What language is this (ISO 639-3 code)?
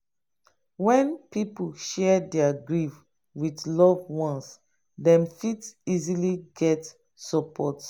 pcm